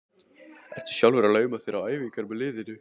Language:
Icelandic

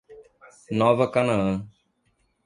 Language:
Portuguese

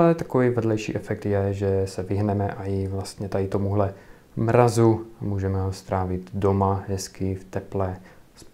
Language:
Czech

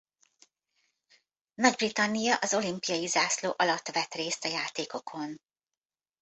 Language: Hungarian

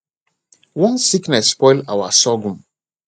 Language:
Nigerian Pidgin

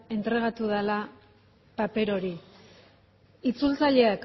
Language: Basque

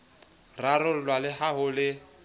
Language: Southern Sotho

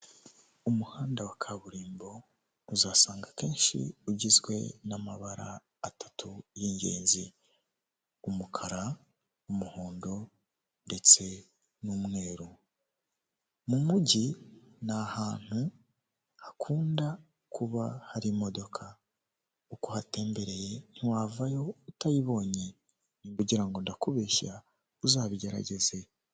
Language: Kinyarwanda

